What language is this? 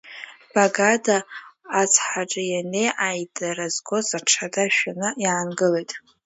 Abkhazian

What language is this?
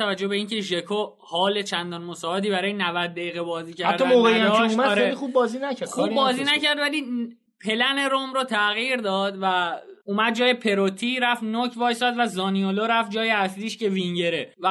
Persian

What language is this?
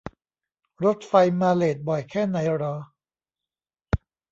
Thai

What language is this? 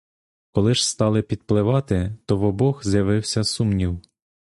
Ukrainian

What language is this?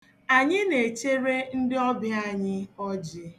Igbo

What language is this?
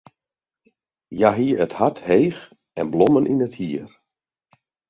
Western Frisian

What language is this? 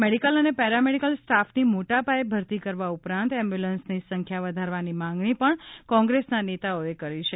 Gujarati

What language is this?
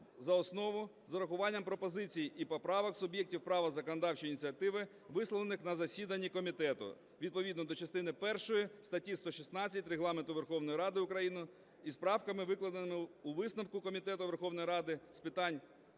Ukrainian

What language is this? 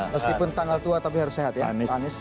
Indonesian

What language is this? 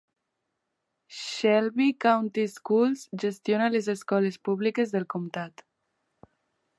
Catalan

